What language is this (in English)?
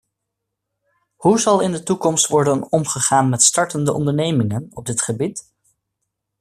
Dutch